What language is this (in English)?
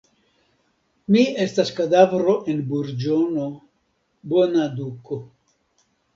Esperanto